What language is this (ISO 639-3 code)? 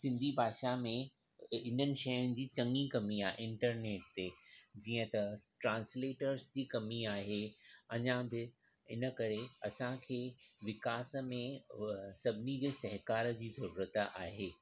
snd